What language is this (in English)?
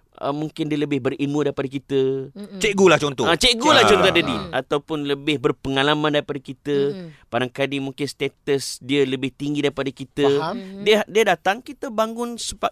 Malay